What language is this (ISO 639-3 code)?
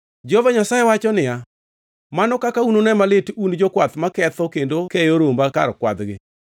luo